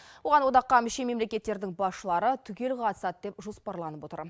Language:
Kazakh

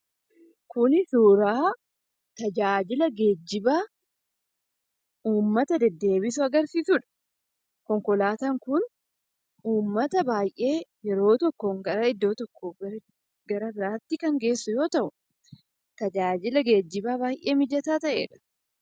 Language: Oromo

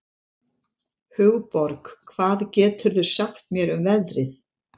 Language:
Icelandic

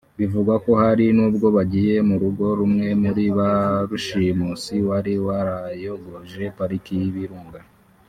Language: Kinyarwanda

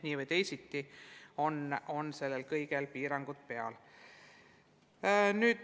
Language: Estonian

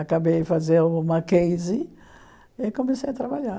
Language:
Portuguese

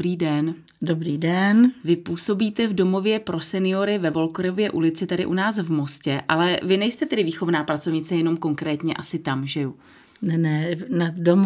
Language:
Czech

